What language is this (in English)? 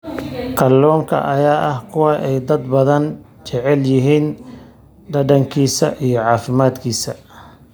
Somali